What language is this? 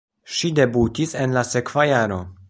Esperanto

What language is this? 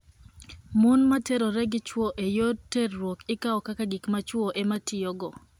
Luo (Kenya and Tanzania)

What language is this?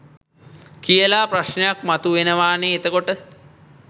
Sinhala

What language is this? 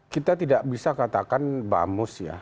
Indonesian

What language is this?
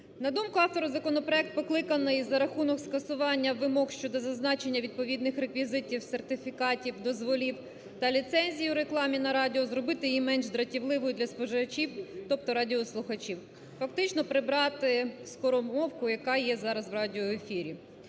Ukrainian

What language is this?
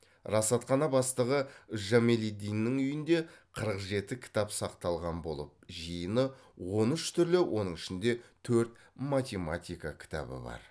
Kazakh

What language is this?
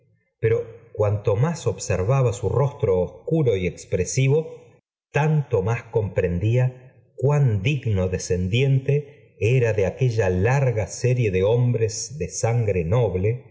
Spanish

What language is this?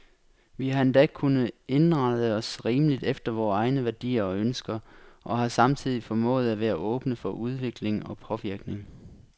Danish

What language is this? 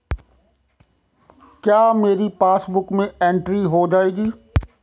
Hindi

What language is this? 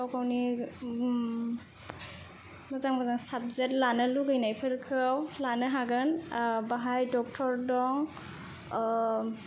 Bodo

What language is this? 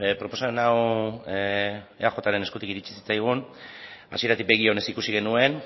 Basque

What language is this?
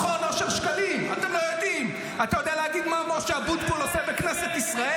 Hebrew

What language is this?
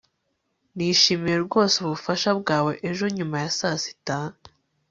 Kinyarwanda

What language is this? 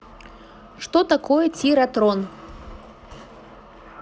Russian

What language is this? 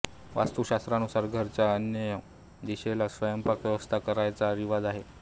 Marathi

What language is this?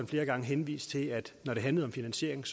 Danish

